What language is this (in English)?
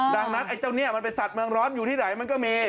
Thai